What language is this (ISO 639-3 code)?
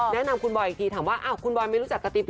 tha